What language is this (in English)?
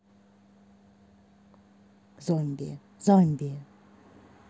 Russian